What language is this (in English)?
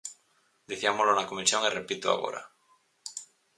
Galician